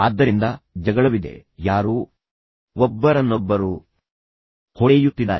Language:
Kannada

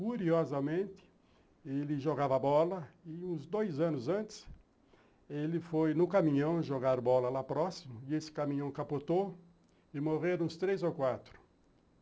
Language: Portuguese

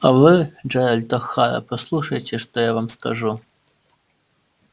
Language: Russian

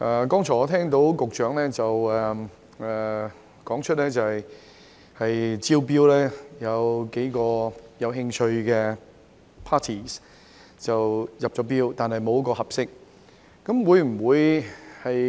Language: Cantonese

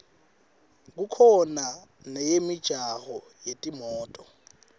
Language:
Swati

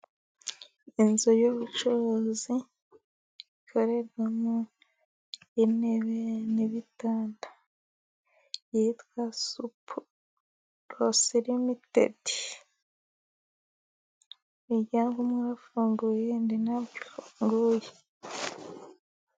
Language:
Kinyarwanda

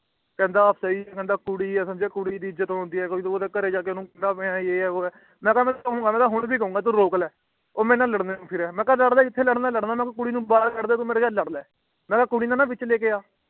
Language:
Punjabi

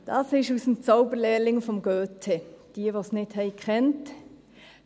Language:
Swiss German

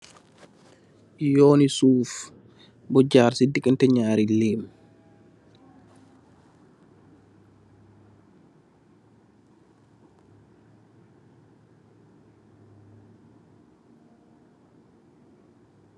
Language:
Wolof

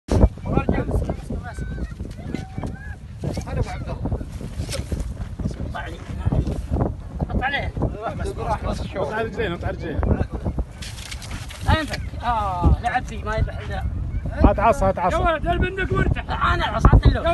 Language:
Arabic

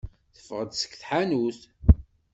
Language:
Kabyle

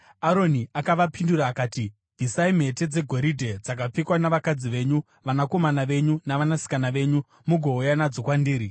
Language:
Shona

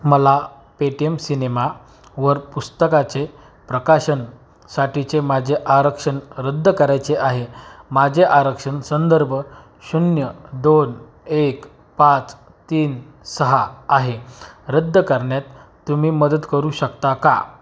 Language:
Marathi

